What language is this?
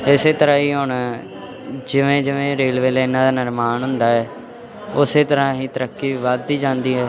Punjabi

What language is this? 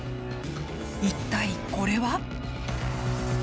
Japanese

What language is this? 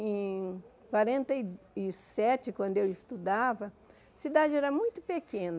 Portuguese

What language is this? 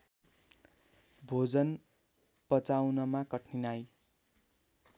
Nepali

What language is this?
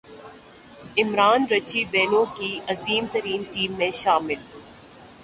Urdu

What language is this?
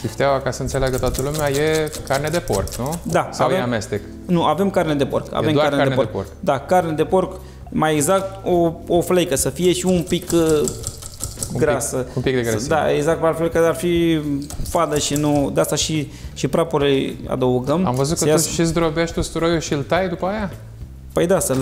Romanian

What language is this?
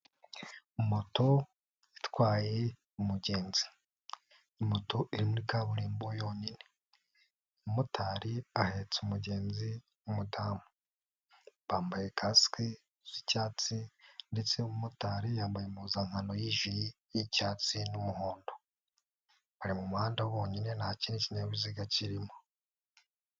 Kinyarwanda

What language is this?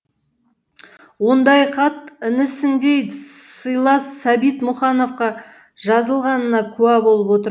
Kazakh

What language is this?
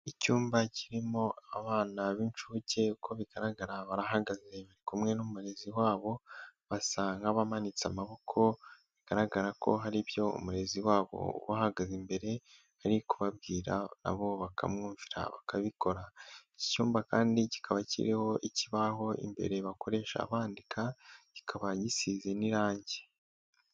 Kinyarwanda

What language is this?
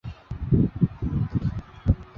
Chinese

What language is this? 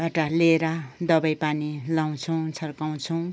Nepali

